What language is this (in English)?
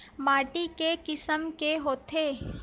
Chhattisgarhi